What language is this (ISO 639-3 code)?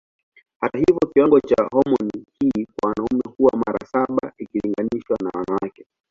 swa